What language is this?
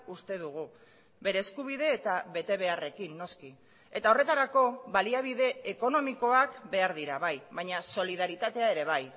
Basque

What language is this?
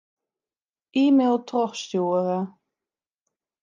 Western Frisian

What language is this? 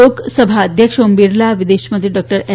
Gujarati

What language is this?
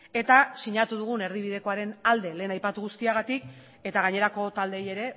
Basque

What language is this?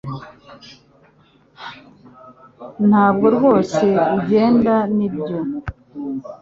Kinyarwanda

